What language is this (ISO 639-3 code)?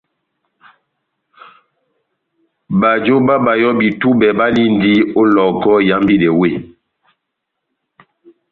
bnm